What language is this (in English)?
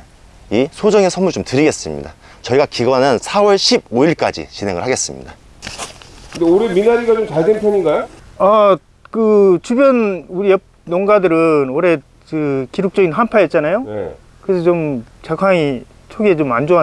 Korean